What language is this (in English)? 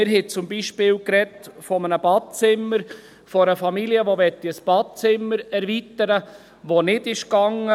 Swiss German